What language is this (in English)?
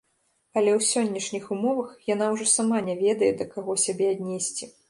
Belarusian